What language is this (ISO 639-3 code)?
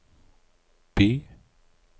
nor